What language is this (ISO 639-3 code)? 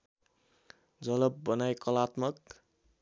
nep